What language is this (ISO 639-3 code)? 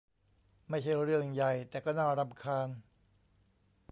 tha